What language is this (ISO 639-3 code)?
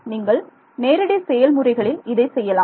tam